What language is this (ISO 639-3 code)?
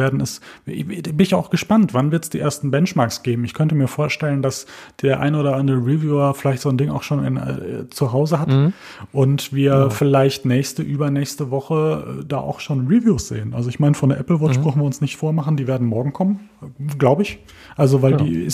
deu